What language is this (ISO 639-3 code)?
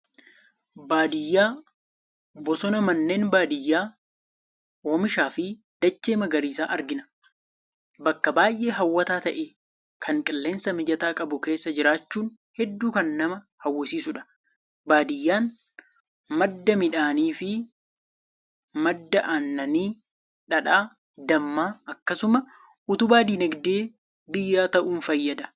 orm